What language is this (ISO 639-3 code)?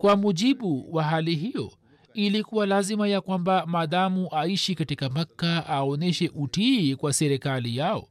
swa